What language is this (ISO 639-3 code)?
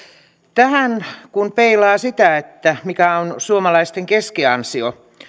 fin